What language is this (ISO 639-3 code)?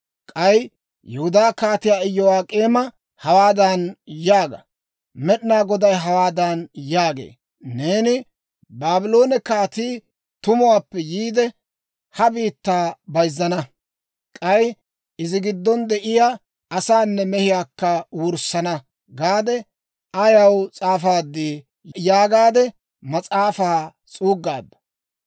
dwr